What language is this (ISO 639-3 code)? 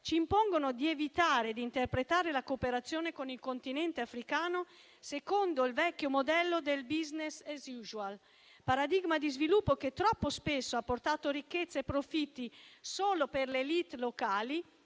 ita